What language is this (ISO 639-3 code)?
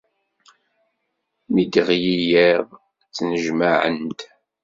kab